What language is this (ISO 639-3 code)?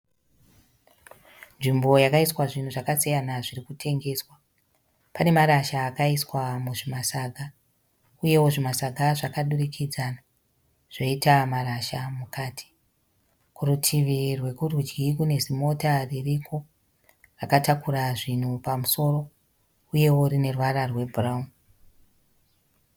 sna